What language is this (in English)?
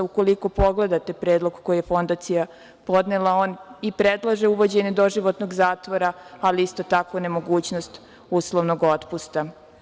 Serbian